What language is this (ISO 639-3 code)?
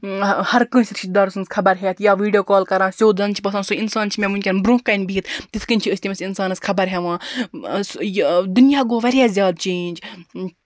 kas